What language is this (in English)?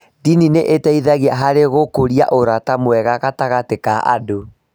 Kikuyu